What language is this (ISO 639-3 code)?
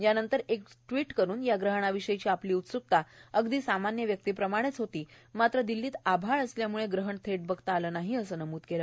mar